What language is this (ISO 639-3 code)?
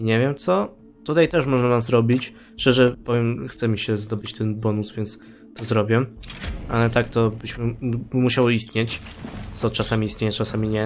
pol